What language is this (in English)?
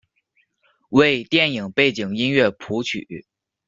Chinese